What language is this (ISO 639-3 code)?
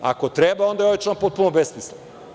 srp